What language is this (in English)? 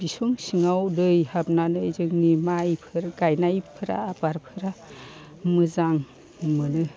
Bodo